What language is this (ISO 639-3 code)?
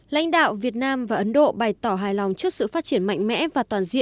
vie